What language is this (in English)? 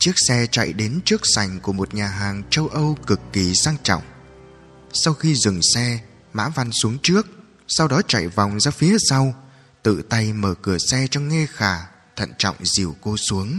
Vietnamese